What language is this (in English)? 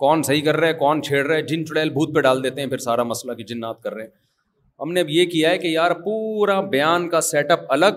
Urdu